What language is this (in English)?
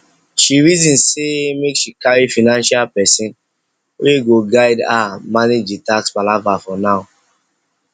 Nigerian Pidgin